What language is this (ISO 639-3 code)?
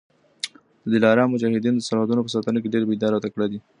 pus